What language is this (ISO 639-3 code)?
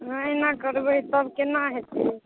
mai